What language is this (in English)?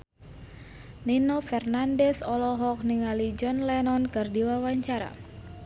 Sundanese